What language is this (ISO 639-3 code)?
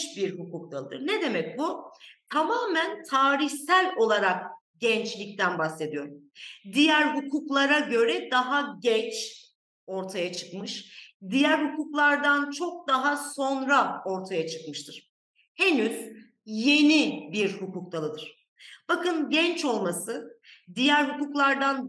tur